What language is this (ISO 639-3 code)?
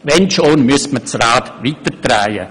gsw